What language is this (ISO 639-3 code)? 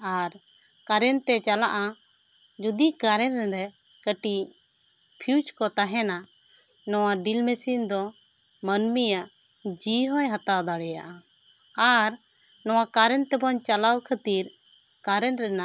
sat